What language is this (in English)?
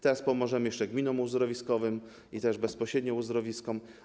Polish